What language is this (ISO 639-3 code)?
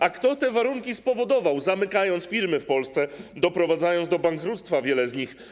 pol